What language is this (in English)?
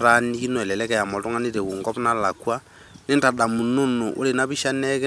Masai